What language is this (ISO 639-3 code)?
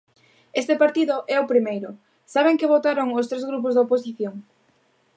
glg